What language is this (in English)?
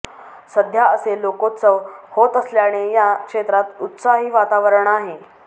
Marathi